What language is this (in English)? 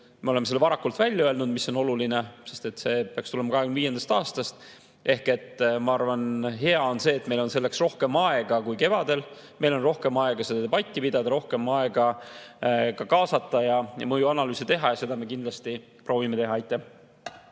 Estonian